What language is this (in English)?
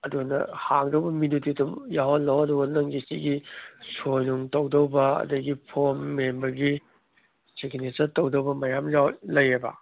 Manipuri